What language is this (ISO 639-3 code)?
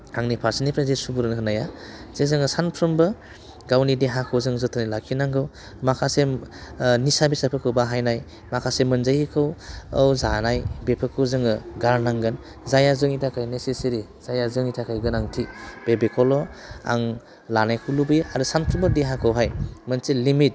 brx